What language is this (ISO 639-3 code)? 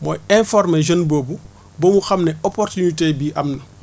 wol